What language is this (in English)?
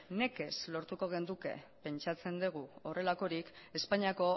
Basque